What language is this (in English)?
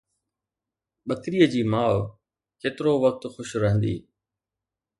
Sindhi